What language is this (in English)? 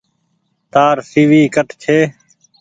Goaria